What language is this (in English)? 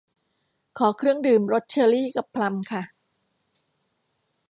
Thai